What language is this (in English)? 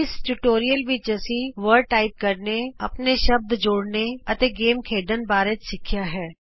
Punjabi